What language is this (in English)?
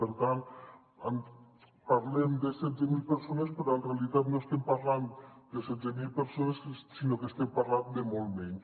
Catalan